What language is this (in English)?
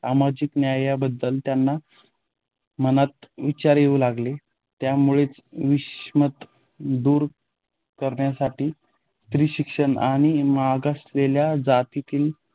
Marathi